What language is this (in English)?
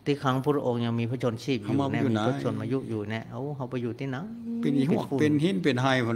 Thai